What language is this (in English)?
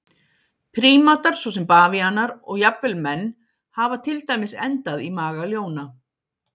Icelandic